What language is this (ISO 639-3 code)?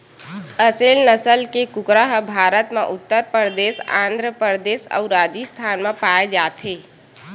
hne